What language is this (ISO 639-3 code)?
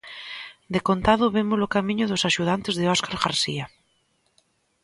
glg